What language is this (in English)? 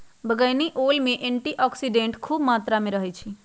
Magahi